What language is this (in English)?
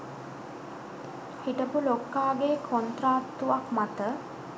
Sinhala